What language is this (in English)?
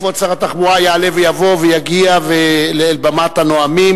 Hebrew